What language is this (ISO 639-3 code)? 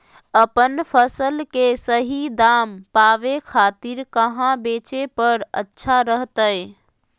mag